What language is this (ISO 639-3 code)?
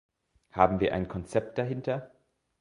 deu